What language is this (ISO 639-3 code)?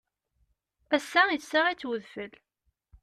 kab